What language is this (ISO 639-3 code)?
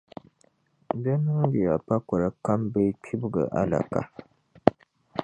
dag